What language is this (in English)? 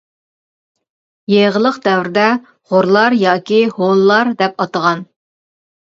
Uyghur